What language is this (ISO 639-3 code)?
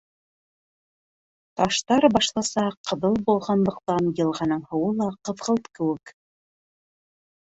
bak